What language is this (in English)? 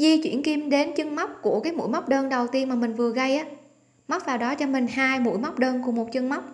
Vietnamese